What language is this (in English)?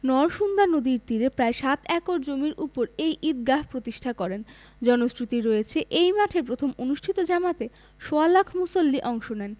Bangla